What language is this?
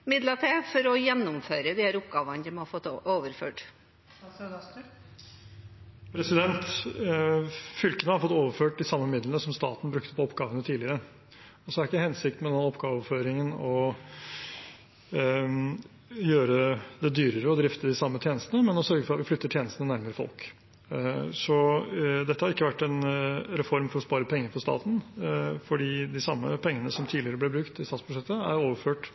Norwegian Bokmål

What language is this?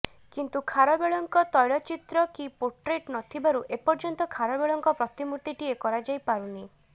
Odia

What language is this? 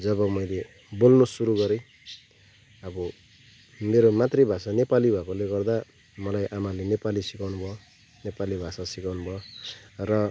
Nepali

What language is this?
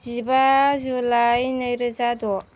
Bodo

